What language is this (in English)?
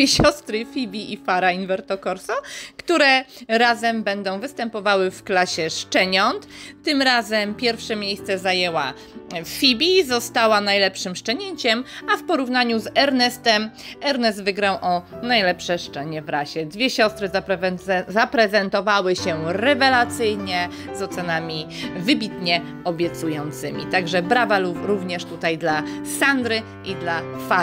Polish